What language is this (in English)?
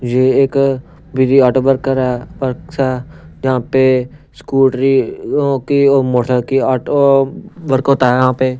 Hindi